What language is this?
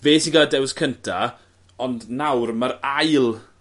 Welsh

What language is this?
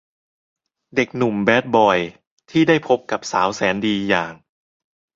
Thai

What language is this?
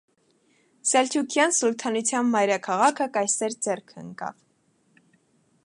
Armenian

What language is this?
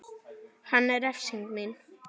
Icelandic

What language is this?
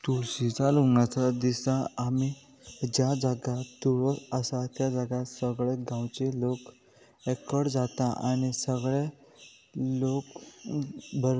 Konkani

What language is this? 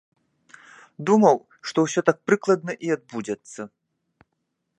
Belarusian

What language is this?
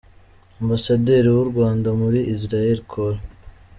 Kinyarwanda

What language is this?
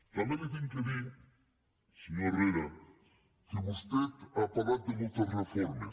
Catalan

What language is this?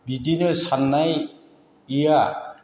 Bodo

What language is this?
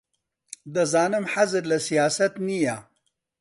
Central Kurdish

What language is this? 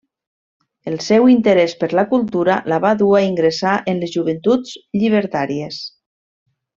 Catalan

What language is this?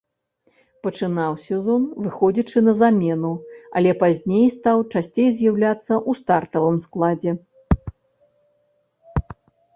Belarusian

